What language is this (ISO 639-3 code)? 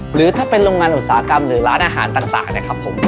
tha